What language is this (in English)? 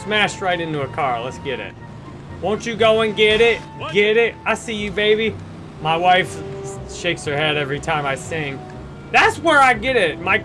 English